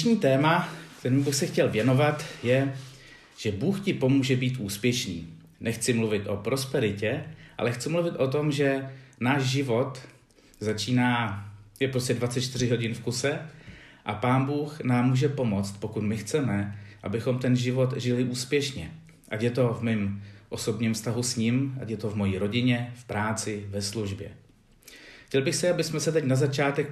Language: Czech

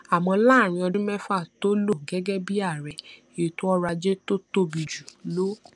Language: Yoruba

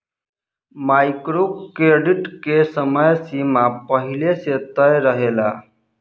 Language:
Bhojpuri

